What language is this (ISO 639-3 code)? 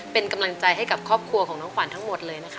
tha